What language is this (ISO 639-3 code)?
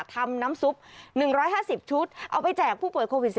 tha